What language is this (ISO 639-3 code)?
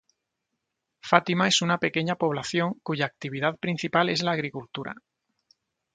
spa